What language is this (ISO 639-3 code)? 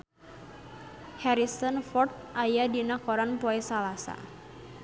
sun